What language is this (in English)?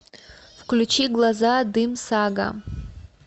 Russian